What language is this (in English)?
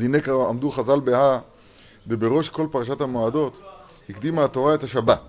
Hebrew